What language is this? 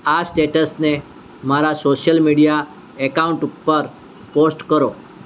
Gujarati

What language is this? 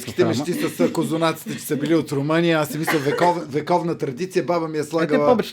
Bulgarian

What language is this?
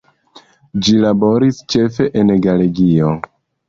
Esperanto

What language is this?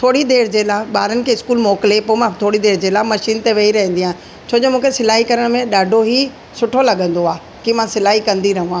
Sindhi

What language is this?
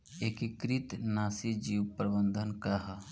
Bhojpuri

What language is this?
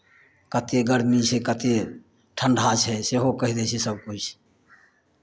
Maithili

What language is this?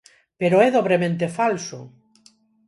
Galician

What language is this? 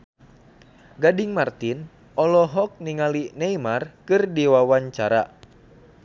Sundanese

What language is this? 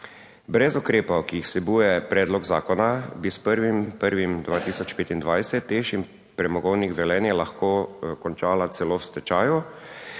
Slovenian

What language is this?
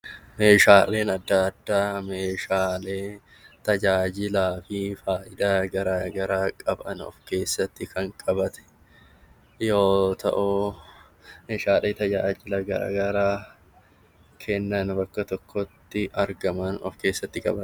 Oromo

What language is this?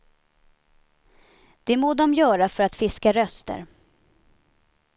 Swedish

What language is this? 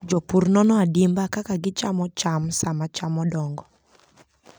Luo (Kenya and Tanzania)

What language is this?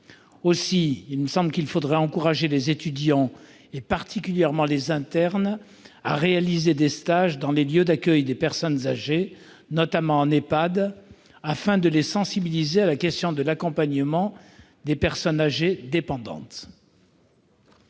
French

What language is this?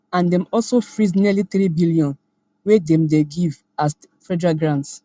Nigerian Pidgin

